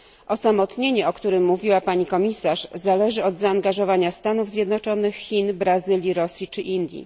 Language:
Polish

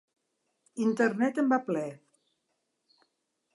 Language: Catalan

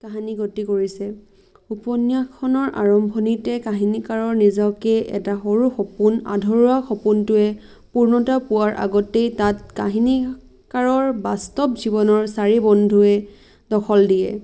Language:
Assamese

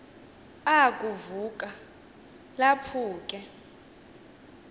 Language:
Xhosa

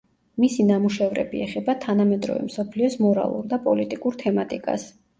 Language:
Georgian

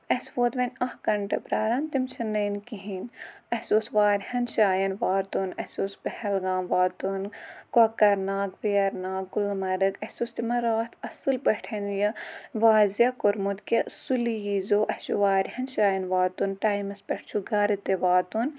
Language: Kashmiri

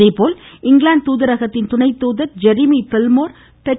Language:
Tamil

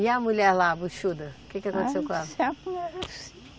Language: Portuguese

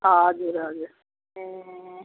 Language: Nepali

